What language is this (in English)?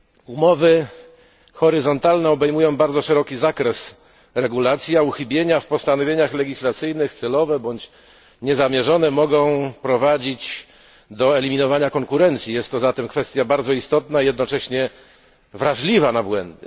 Polish